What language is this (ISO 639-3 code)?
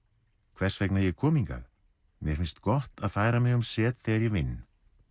isl